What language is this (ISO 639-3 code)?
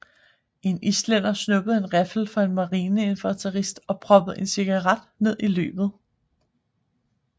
dan